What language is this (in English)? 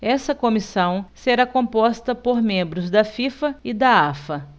Portuguese